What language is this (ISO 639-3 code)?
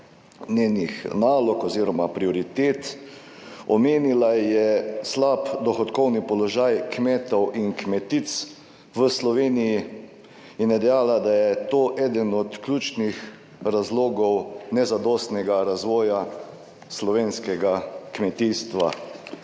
slv